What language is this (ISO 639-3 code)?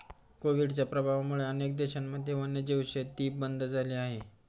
mar